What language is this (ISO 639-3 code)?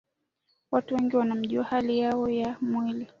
swa